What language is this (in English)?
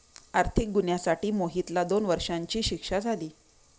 Marathi